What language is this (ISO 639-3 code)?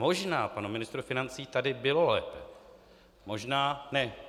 ces